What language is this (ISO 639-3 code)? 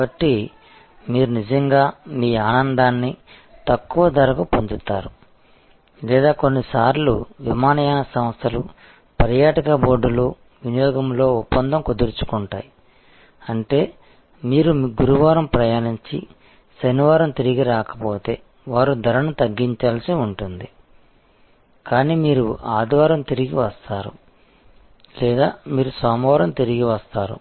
tel